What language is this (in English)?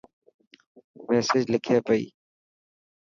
Dhatki